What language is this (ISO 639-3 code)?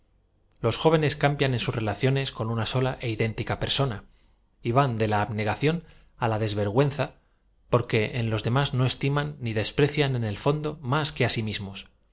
spa